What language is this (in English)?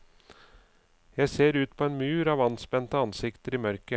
Norwegian